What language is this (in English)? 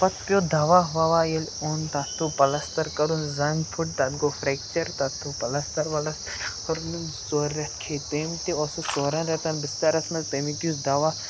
Kashmiri